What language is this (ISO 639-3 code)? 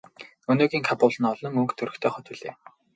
mon